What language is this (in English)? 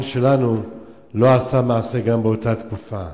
Hebrew